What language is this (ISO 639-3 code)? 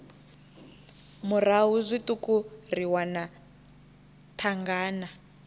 ven